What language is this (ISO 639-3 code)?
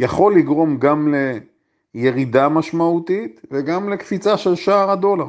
heb